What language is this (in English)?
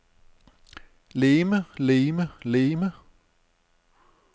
Danish